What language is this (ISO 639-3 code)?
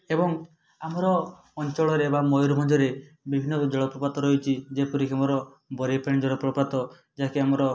ori